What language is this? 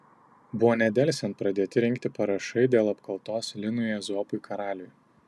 Lithuanian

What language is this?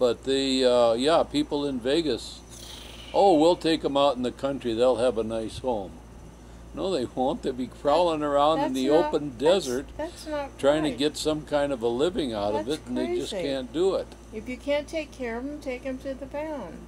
English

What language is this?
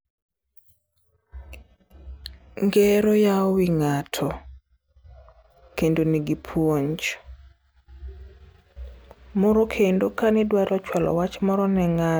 Luo (Kenya and Tanzania)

